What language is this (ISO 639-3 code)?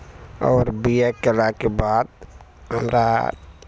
mai